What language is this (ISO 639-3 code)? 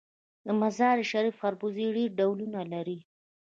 pus